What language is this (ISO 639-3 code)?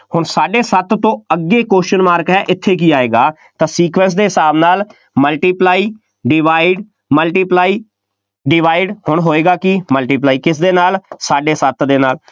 pan